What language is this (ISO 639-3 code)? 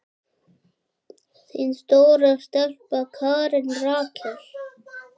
isl